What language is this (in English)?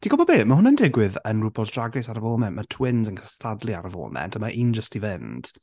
Welsh